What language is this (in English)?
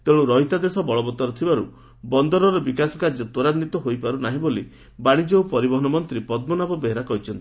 Odia